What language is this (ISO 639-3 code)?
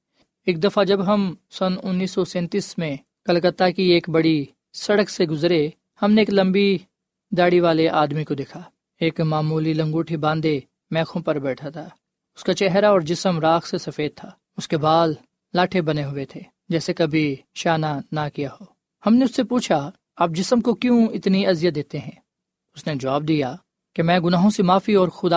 urd